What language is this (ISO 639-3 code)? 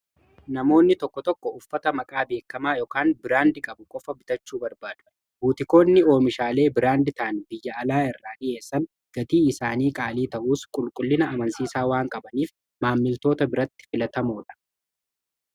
orm